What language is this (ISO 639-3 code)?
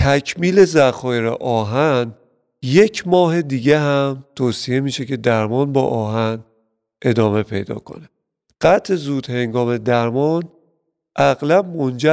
fas